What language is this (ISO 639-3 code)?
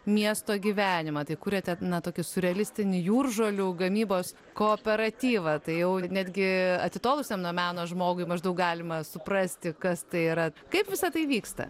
lit